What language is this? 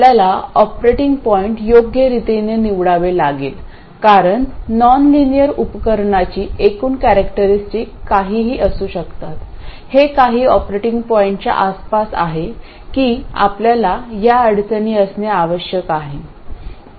Marathi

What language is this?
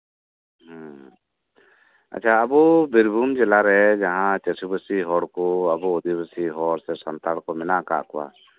Santali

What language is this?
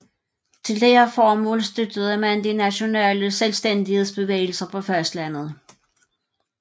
Danish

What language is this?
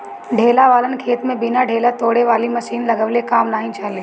Bhojpuri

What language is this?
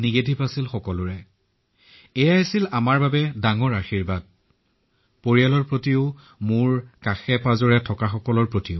Assamese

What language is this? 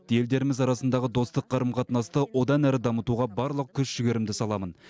Kazakh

